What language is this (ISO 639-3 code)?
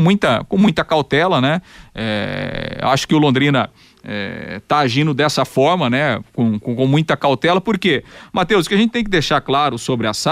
por